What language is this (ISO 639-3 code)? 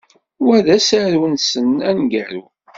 kab